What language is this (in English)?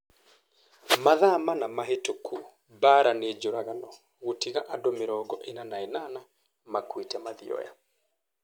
Kikuyu